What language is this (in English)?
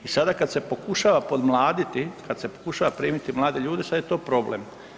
Croatian